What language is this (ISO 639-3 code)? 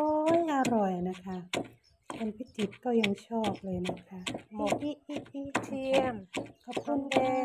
tha